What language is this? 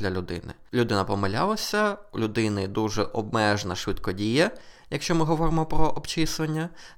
Ukrainian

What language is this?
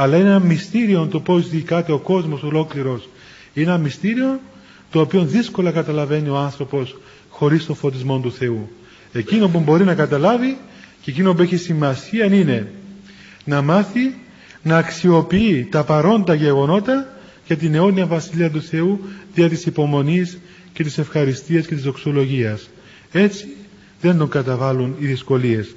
Greek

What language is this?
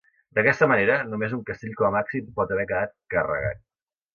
Catalan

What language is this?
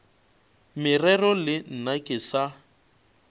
Northern Sotho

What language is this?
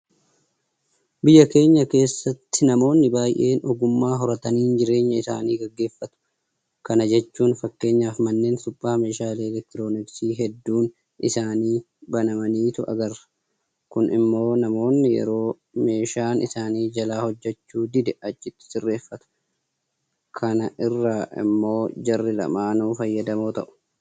Oromo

